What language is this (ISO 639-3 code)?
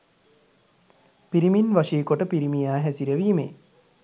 sin